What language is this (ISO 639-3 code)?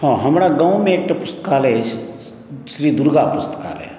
mai